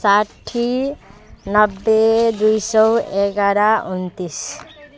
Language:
Nepali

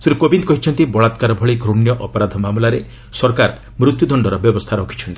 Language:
Odia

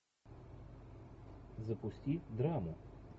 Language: Russian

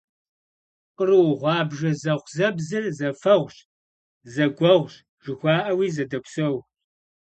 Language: Kabardian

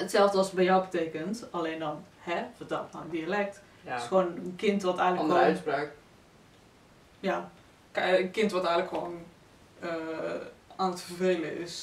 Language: Dutch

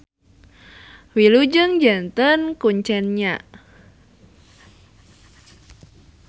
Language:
Sundanese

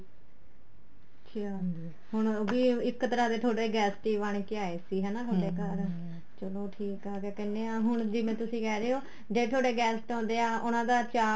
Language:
Punjabi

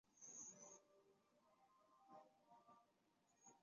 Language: Chinese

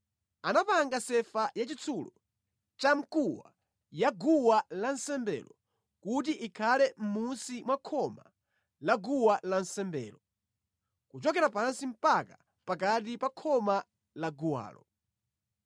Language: Nyanja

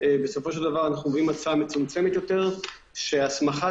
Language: Hebrew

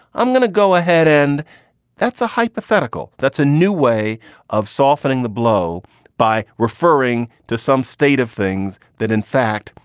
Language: English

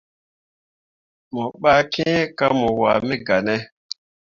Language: Mundang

